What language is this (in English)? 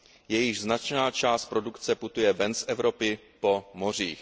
Czech